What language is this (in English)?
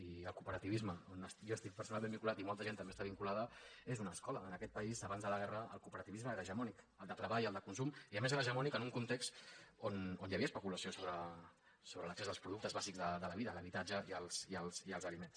Catalan